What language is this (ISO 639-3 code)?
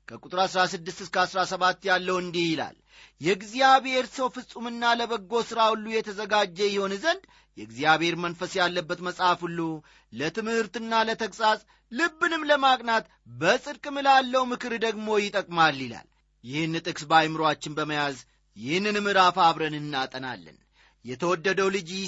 amh